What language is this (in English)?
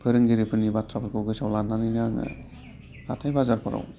Bodo